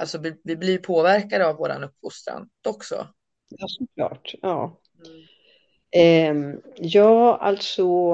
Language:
Swedish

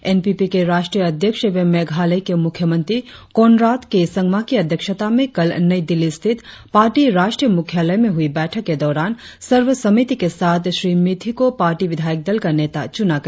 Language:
Hindi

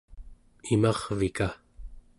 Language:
Central Yupik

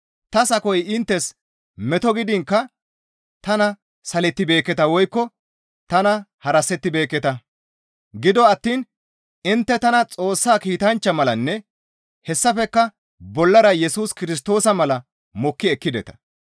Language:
Gamo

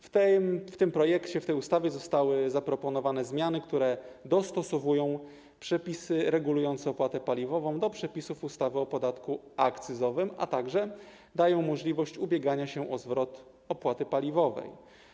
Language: Polish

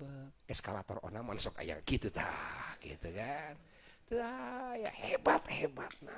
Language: Indonesian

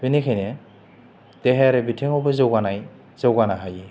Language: Bodo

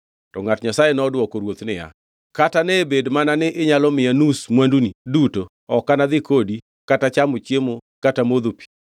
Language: Luo (Kenya and Tanzania)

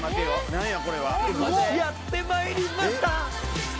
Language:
Japanese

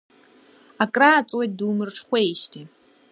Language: Abkhazian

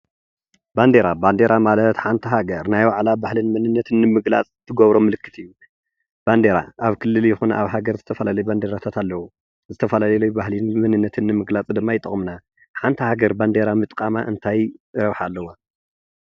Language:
Tigrinya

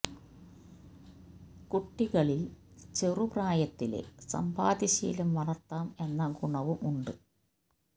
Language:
Malayalam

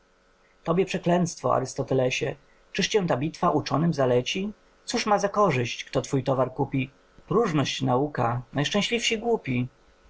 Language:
Polish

